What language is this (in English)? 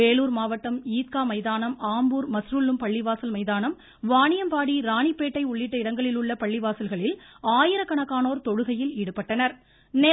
Tamil